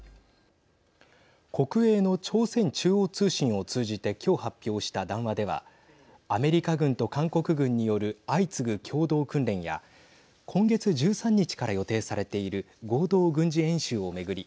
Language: Japanese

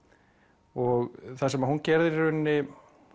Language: Icelandic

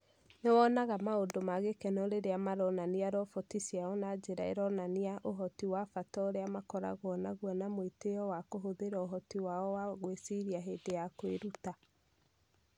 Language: Kikuyu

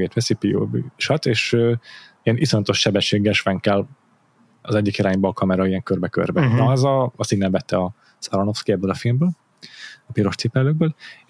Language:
Hungarian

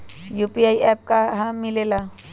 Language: Magahi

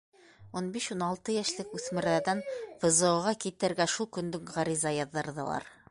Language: Bashkir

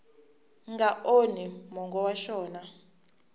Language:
Tsonga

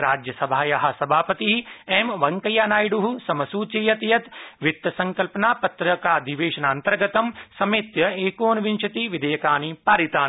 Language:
Sanskrit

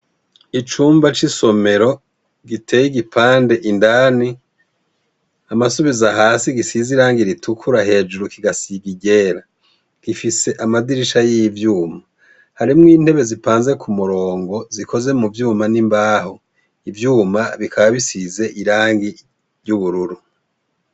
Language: Rundi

